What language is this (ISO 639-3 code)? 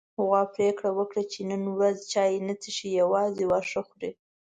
pus